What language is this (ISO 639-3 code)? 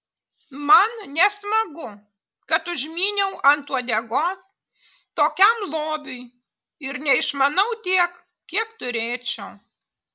lit